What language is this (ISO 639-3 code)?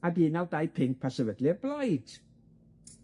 cym